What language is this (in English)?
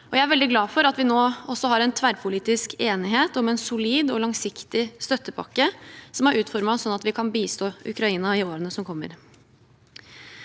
Norwegian